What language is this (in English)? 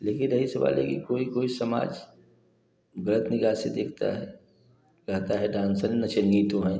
Hindi